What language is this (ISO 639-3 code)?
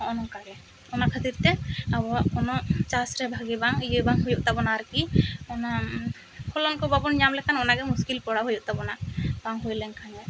sat